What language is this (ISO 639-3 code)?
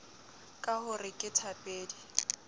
sot